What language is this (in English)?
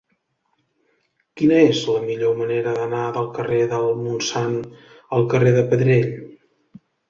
Catalan